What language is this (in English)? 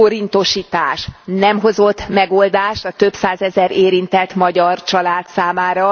Hungarian